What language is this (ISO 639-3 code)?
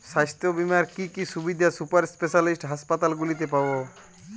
ben